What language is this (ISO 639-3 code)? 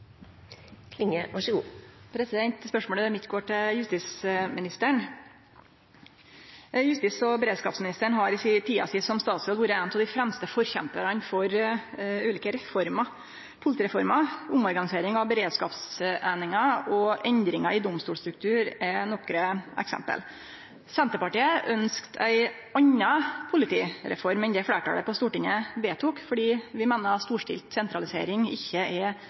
nno